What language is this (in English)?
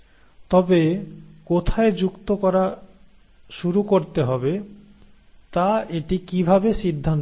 Bangla